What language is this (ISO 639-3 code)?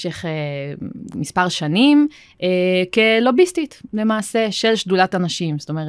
heb